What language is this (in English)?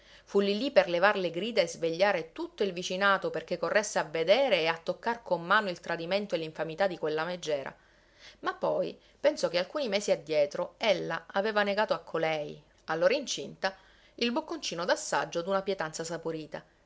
Italian